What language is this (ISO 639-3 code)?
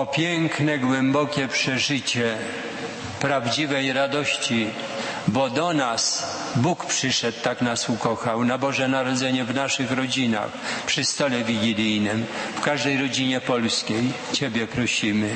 pol